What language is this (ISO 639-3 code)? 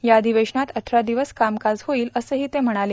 mar